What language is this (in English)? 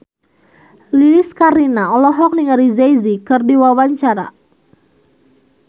Sundanese